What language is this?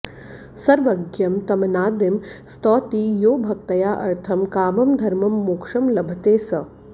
Sanskrit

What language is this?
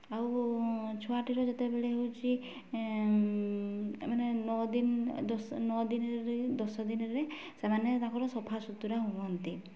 Odia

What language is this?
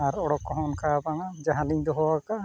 Santali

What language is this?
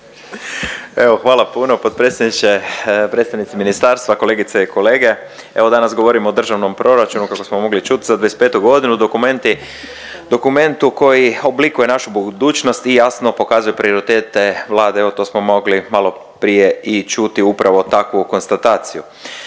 Croatian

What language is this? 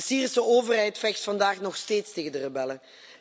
Dutch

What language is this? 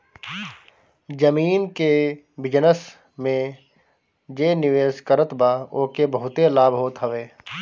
Bhojpuri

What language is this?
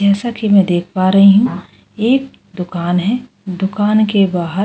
Hindi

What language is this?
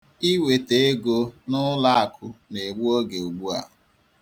Igbo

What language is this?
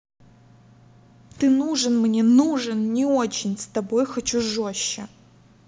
Russian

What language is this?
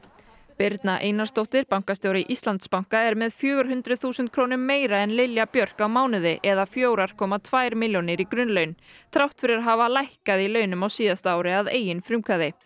Icelandic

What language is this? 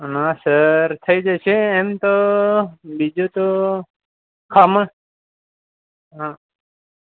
Gujarati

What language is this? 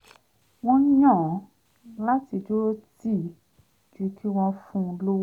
Yoruba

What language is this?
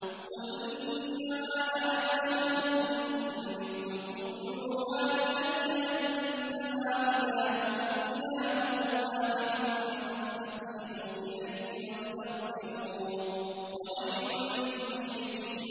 Arabic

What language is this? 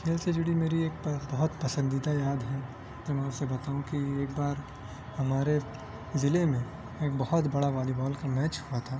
Urdu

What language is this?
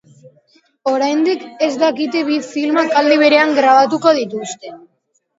Basque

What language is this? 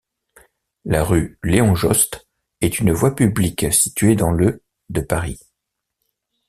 French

